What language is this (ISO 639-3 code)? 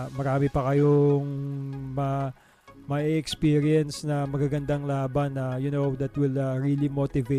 fil